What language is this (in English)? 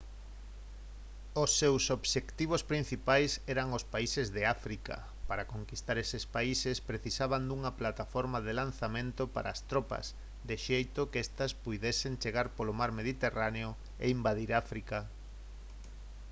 Galician